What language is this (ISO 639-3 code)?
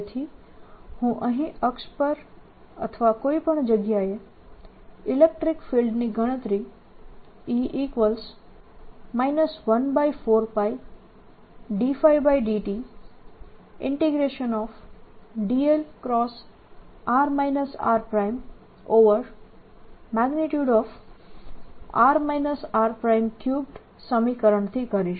guj